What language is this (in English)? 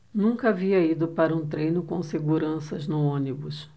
Portuguese